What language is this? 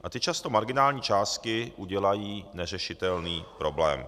Czech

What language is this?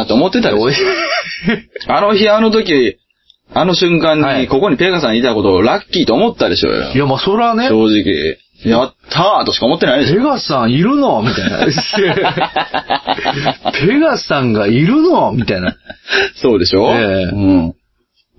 Japanese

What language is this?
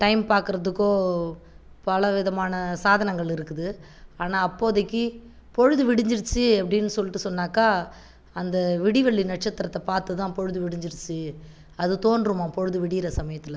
Tamil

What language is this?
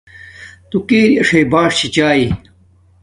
Domaaki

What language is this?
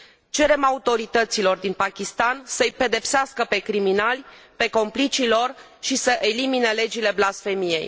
Romanian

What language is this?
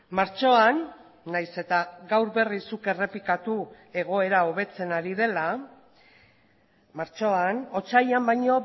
Basque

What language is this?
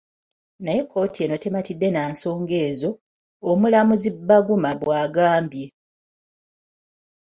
Ganda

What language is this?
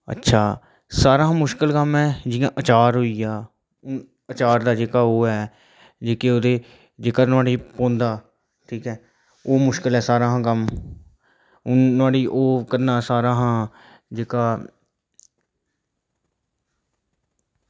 Dogri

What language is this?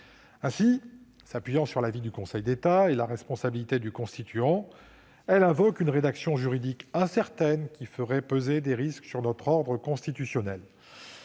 French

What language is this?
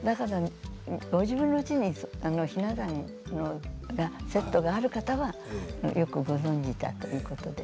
Japanese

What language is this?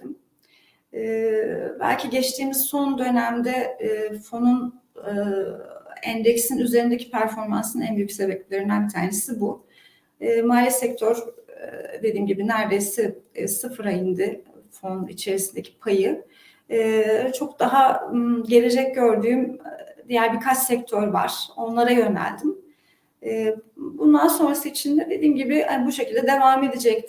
Turkish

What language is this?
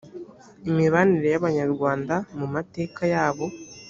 Kinyarwanda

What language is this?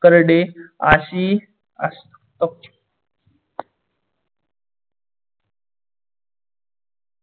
Marathi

